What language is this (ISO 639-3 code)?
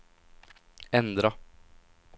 swe